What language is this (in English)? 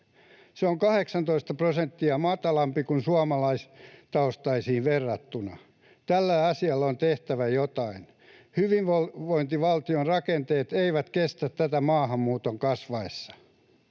Finnish